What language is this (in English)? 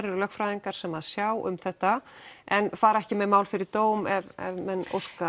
Icelandic